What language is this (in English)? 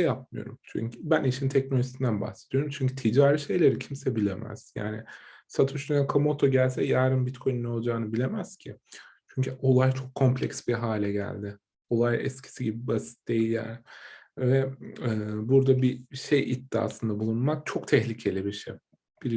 Turkish